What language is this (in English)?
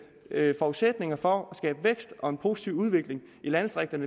Danish